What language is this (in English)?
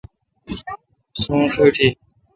Kalkoti